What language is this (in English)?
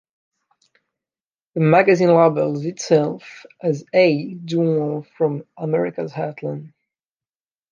English